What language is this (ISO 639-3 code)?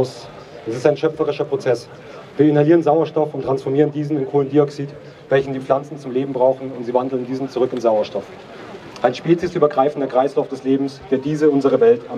deu